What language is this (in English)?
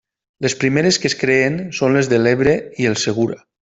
Catalan